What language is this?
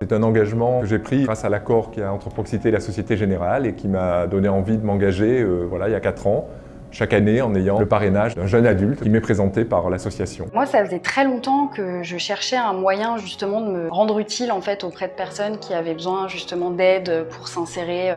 French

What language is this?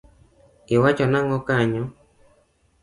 Luo (Kenya and Tanzania)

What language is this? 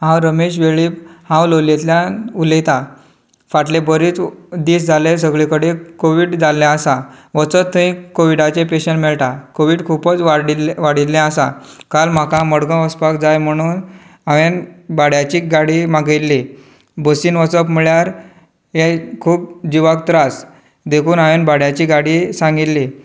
Konkani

